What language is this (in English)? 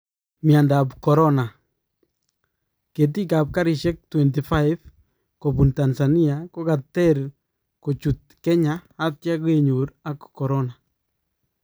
Kalenjin